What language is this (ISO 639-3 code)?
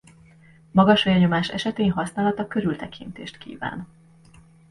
hun